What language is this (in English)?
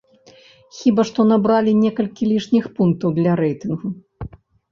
Belarusian